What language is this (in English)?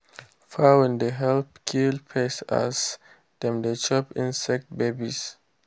Nigerian Pidgin